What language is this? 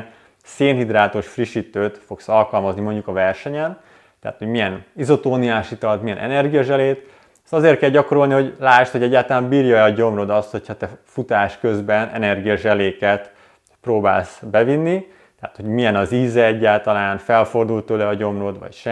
Hungarian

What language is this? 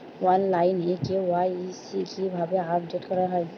Bangla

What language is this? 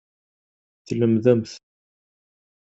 Kabyle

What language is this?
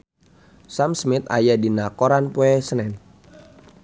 Sundanese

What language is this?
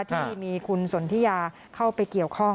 Thai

